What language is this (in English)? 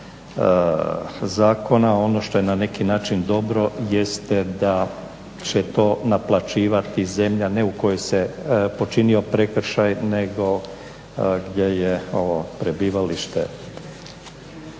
Croatian